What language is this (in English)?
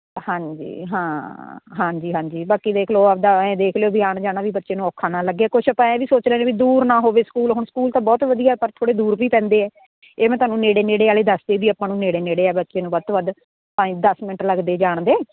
Punjabi